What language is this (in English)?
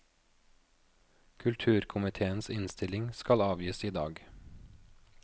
Norwegian